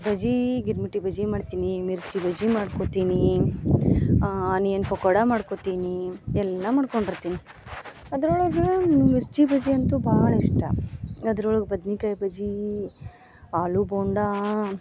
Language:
Kannada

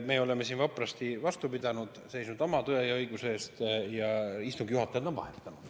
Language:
Estonian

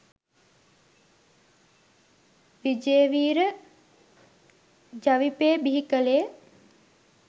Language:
Sinhala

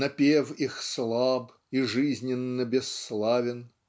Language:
Russian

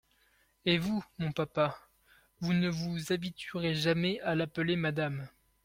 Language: French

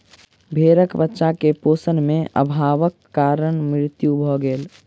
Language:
Maithili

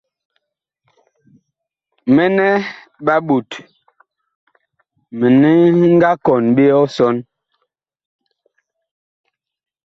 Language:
Bakoko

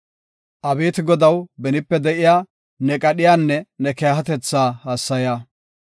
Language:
Gofa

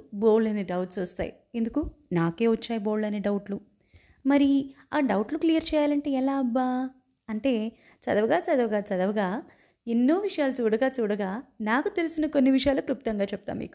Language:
Telugu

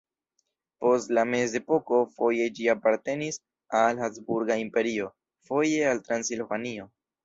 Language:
Esperanto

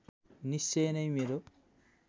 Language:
Nepali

